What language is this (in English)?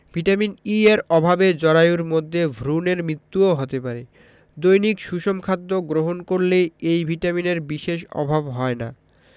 Bangla